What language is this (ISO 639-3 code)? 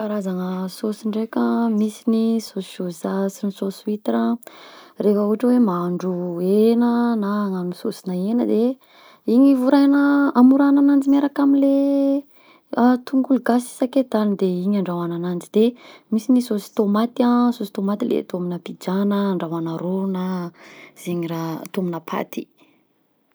bzc